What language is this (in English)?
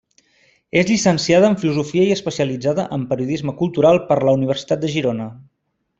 Catalan